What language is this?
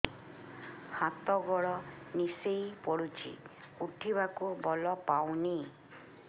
Odia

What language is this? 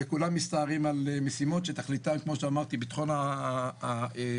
Hebrew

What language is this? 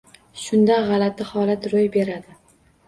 Uzbek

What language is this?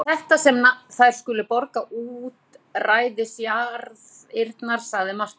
Icelandic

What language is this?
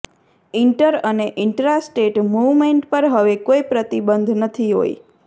Gujarati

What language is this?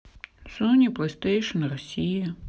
Russian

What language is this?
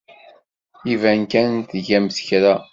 Kabyle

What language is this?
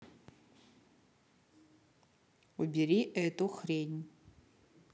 Russian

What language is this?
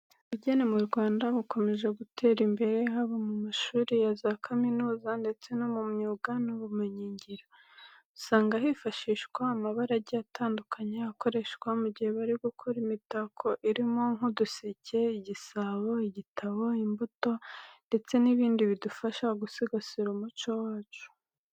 Kinyarwanda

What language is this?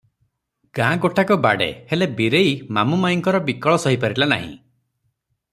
Odia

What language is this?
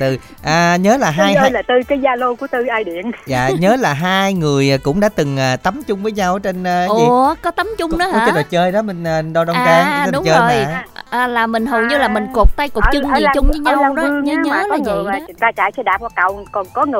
Vietnamese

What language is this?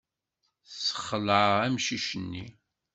Kabyle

